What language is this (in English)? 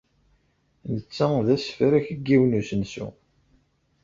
Kabyle